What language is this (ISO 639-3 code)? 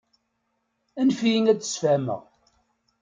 kab